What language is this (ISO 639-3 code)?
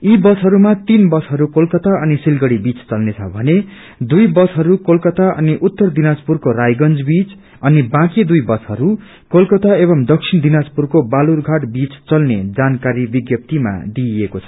nep